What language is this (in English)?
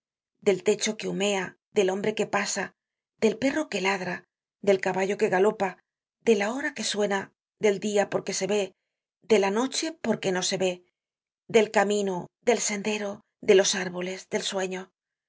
Spanish